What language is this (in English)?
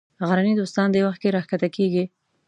Pashto